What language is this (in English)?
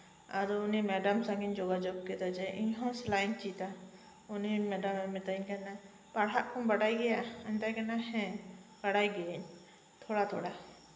Santali